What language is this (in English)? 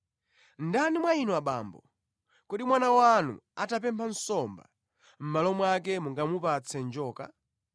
Nyanja